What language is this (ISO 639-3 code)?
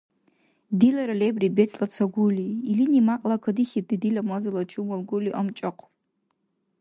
dar